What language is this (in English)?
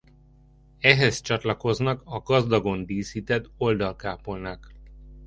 Hungarian